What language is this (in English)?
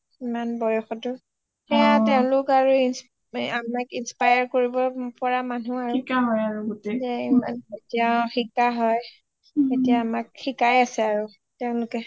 Assamese